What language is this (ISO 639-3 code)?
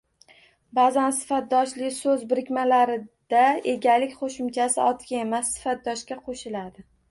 uzb